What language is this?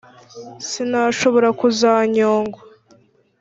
Kinyarwanda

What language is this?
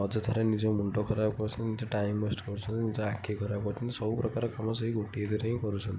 Odia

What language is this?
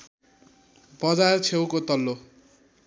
Nepali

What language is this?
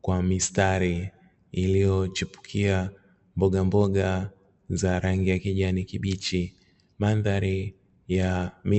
Swahili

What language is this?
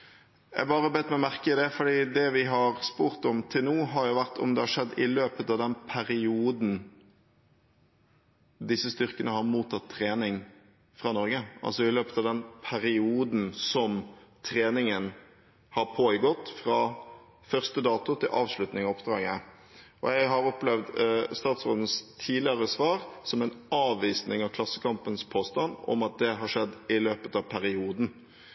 Norwegian Bokmål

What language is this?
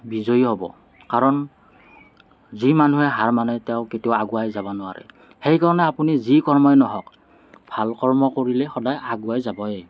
Assamese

